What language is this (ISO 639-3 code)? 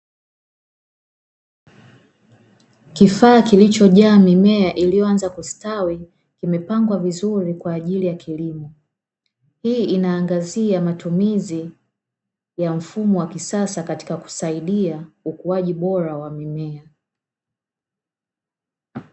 swa